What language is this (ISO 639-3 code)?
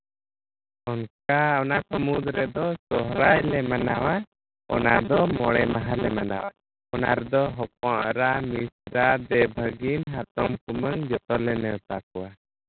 sat